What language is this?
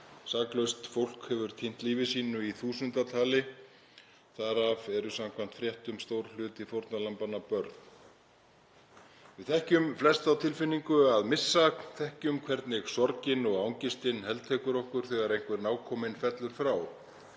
Icelandic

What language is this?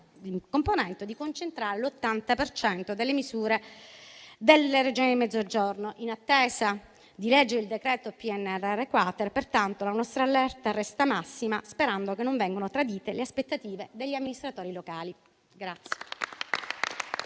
Italian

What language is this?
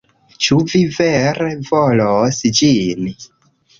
Esperanto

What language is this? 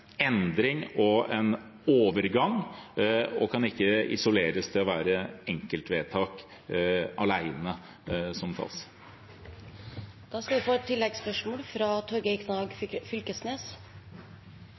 Norwegian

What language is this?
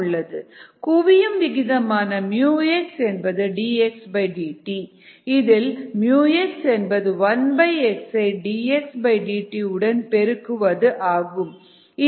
Tamil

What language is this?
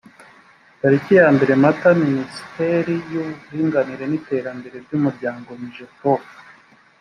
Kinyarwanda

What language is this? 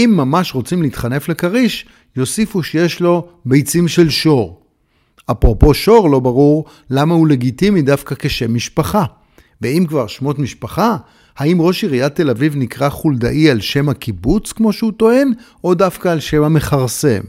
Hebrew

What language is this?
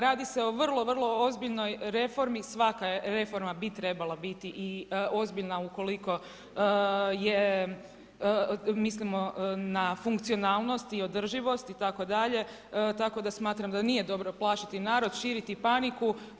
Croatian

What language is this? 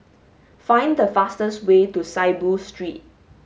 English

